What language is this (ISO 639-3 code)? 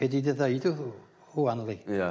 cym